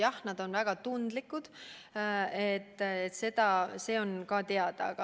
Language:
Estonian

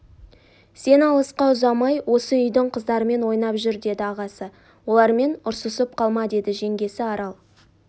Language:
Kazakh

